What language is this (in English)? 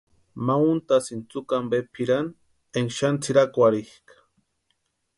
Western Highland Purepecha